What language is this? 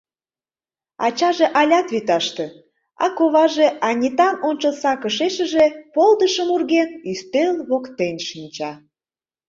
Mari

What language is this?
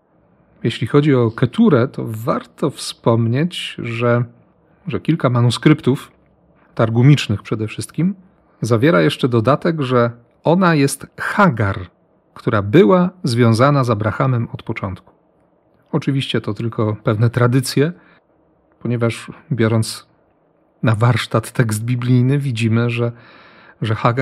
Polish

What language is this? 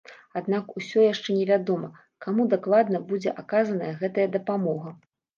Belarusian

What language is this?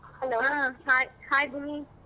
Kannada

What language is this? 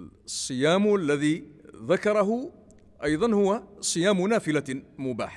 Arabic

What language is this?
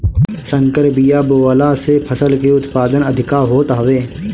Bhojpuri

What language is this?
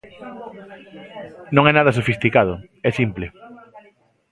Galician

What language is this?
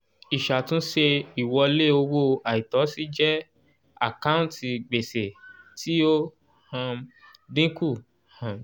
Yoruba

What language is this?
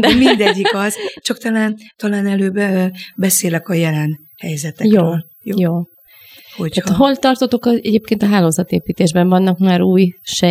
Hungarian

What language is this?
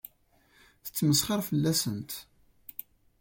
Kabyle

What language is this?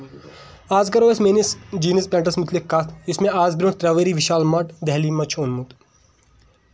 Kashmiri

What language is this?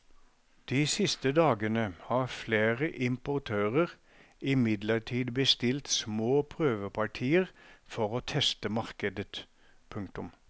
Norwegian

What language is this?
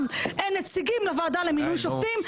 Hebrew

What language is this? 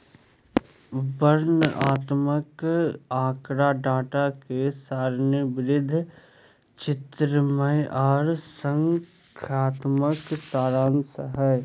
Magahi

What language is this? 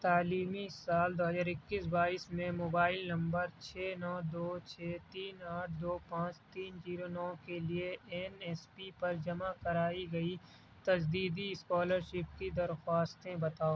Urdu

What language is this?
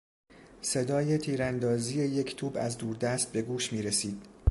Persian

